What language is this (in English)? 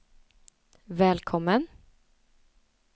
Swedish